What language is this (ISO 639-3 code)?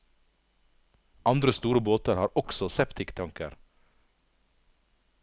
nor